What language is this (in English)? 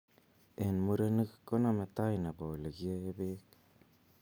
Kalenjin